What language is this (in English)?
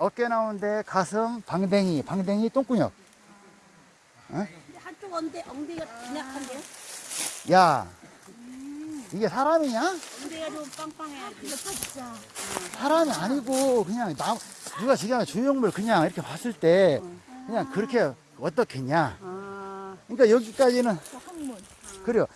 Korean